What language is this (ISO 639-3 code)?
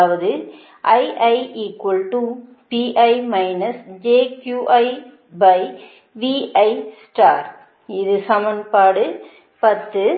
tam